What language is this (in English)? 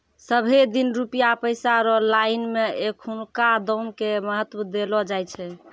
Maithili